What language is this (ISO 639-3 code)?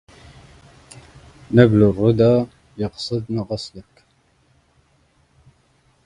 ara